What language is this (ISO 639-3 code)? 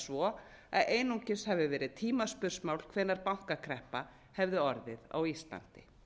isl